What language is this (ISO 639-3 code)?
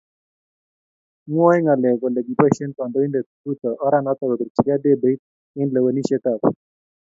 kln